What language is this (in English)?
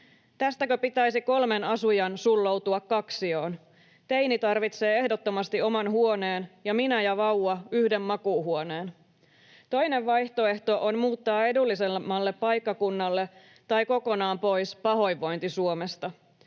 Finnish